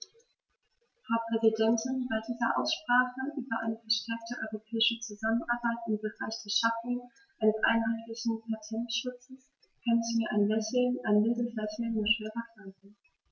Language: German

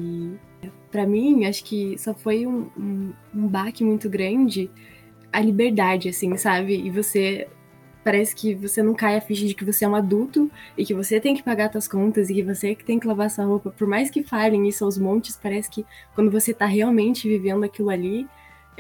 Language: Portuguese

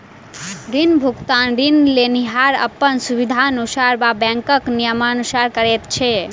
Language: Maithili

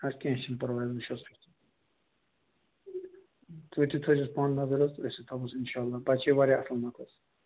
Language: Kashmiri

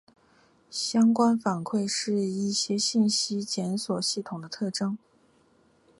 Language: Chinese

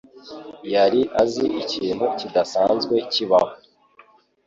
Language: Kinyarwanda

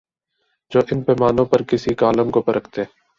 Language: Urdu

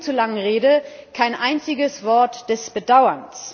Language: German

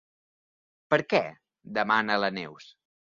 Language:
Catalan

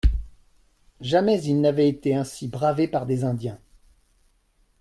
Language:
French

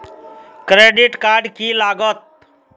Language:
Magahi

